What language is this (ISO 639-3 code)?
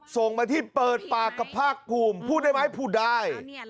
tha